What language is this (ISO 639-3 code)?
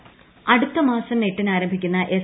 mal